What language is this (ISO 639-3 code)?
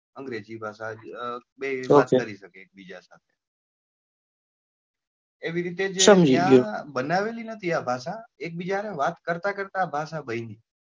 guj